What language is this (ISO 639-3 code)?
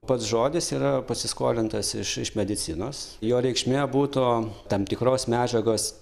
lit